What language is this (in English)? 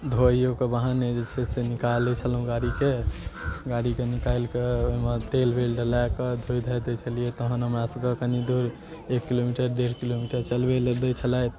Maithili